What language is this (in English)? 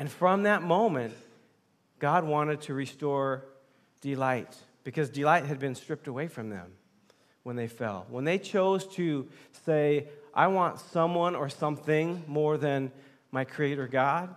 English